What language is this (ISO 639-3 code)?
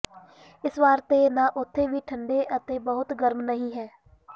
pan